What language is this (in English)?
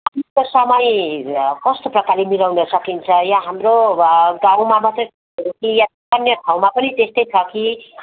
Nepali